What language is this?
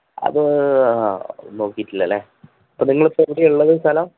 Malayalam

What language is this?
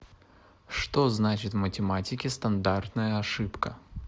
Russian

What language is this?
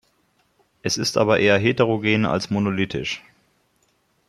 German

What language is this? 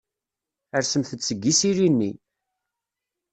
Kabyle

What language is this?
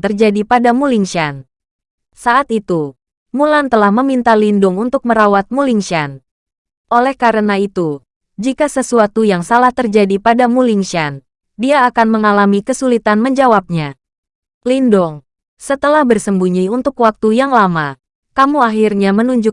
Indonesian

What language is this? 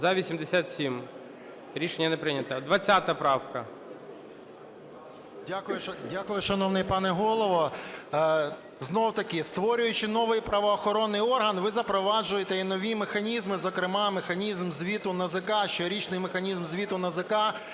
Ukrainian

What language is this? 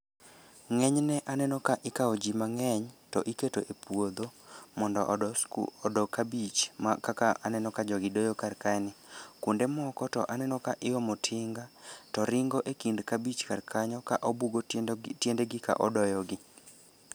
Luo (Kenya and Tanzania)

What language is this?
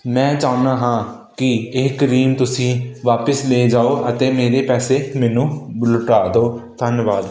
Punjabi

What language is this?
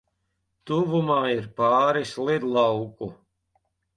Latvian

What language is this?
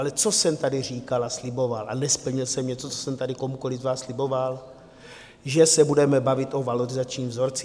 Czech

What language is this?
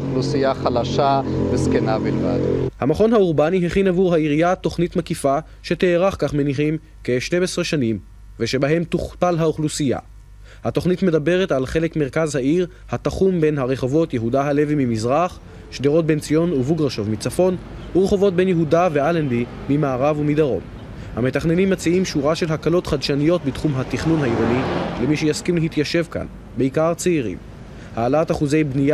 Hebrew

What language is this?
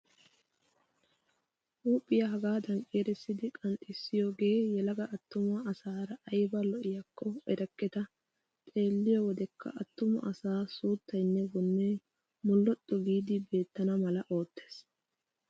Wolaytta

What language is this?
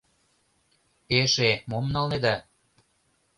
Mari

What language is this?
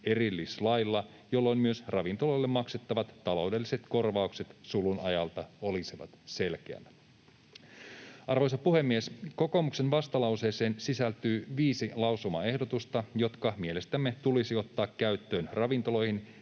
Finnish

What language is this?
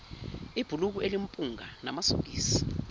Zulu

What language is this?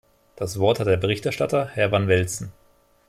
German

